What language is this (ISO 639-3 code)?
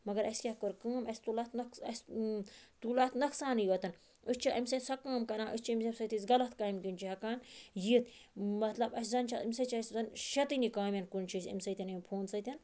kas